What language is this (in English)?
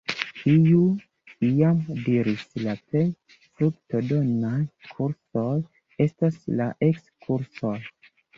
Esperanto